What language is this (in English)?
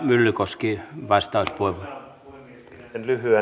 Finnish